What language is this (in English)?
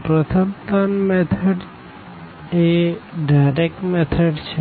Gujarati